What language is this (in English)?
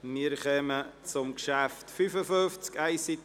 Swiss German